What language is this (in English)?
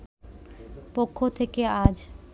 Bangla